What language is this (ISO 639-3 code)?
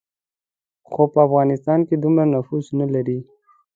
pus